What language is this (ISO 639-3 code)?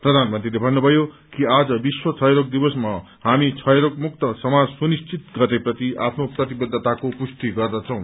nep